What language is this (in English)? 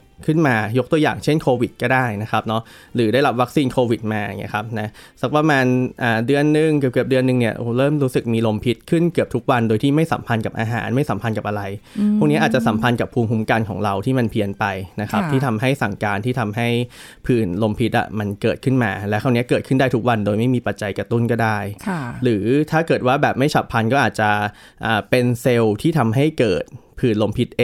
Thai